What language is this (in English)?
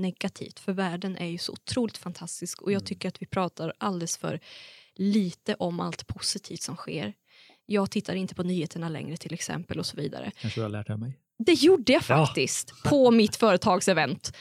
Swedish